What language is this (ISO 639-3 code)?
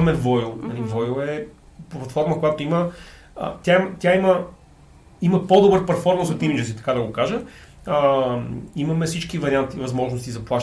bul